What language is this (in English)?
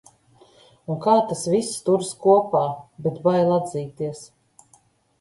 Latvian